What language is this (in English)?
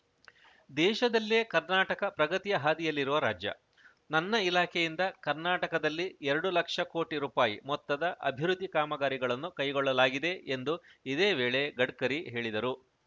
Kannada